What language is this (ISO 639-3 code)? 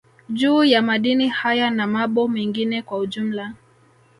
swa